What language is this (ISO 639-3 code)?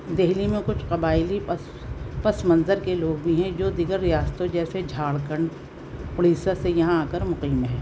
urd